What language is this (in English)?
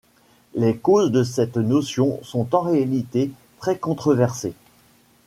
French